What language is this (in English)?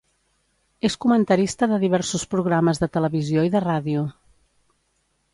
Catalan